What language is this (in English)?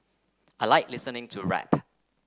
English